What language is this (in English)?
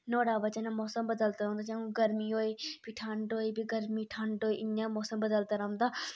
Dogri